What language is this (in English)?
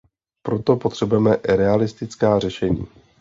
Czech